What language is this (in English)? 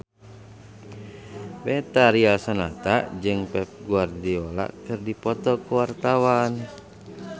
Sundanese